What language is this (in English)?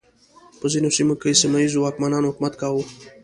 Pashto